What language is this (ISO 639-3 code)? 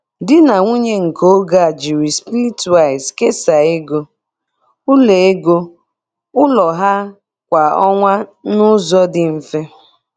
ibo